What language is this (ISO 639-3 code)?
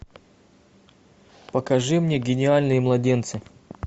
rus